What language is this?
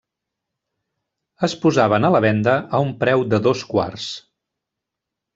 Catalan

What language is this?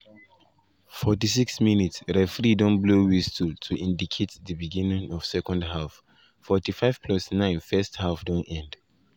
Nigerian Pidgin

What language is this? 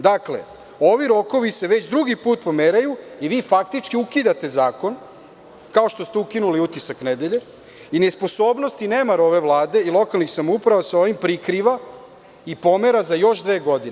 Serbian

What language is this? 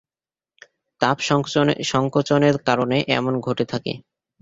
Bangla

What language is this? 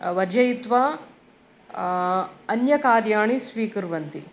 Sanskrit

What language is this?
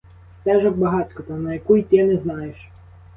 Ukrainian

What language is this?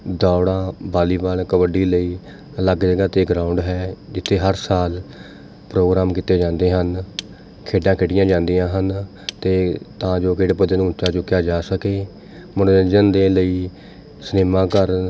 Punjabi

